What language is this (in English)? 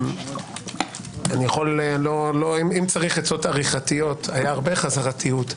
Hebrew